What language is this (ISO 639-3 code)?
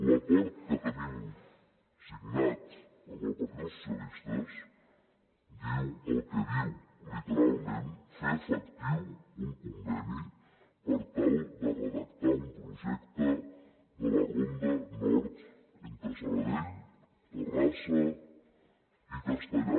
cat